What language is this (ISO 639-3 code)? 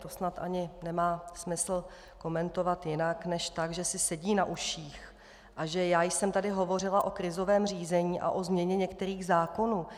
ces